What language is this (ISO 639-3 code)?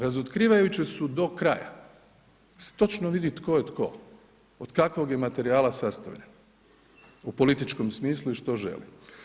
hrv